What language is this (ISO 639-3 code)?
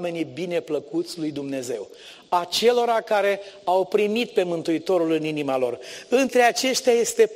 ron